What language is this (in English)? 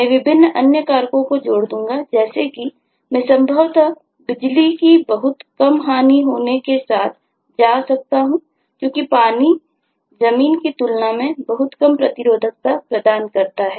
Hindi